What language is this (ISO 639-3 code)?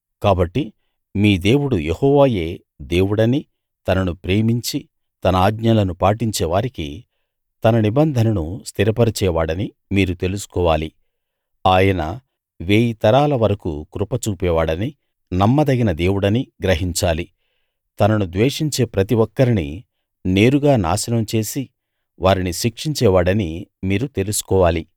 tel